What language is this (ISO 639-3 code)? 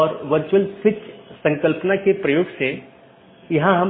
hin